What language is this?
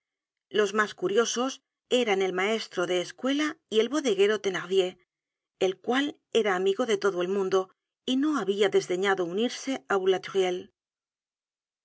Spanish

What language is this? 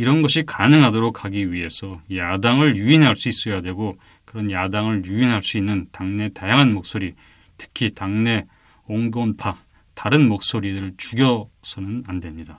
Korean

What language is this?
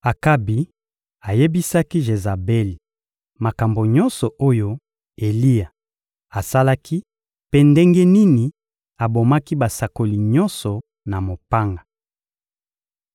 Lingala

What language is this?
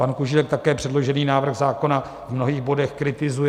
Czech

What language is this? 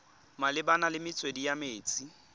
Tswana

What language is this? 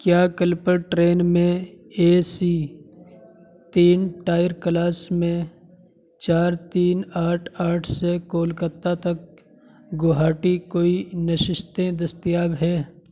Urdu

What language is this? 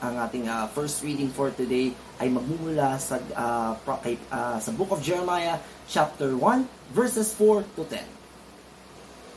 Filipino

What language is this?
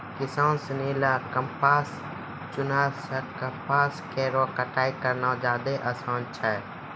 Maithili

